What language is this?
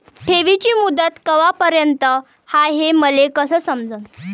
Marathi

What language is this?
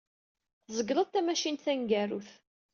Kabyle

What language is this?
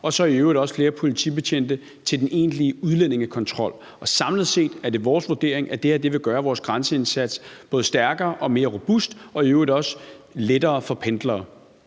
Danish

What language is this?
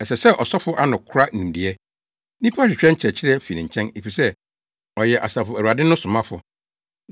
Akan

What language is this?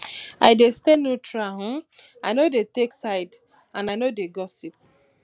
Nigerian Pidgin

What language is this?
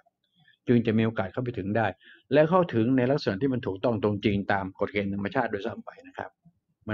Thai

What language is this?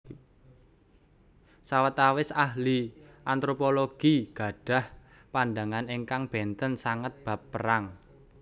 Javanese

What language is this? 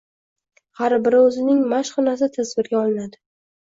Uzbek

